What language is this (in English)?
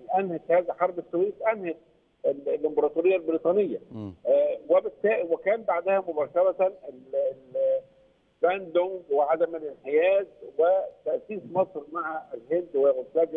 Arabic